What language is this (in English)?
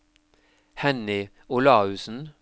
Norwegian